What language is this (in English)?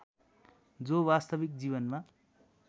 Nepali